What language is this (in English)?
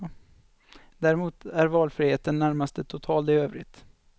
Swedish